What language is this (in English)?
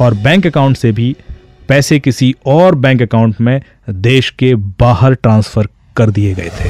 Hindi